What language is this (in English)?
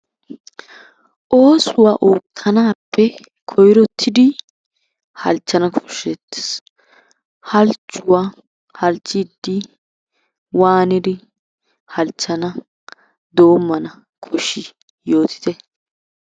Wolaytta